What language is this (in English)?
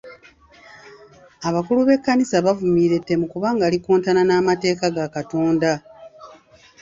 Ganda